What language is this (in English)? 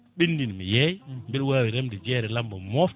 Fula